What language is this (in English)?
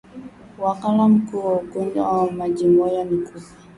Swahili